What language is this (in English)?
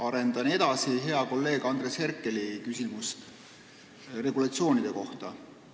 Estonian